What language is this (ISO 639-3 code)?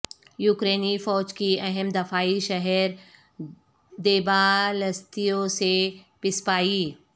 urd